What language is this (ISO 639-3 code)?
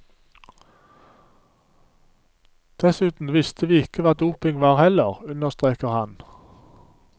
nor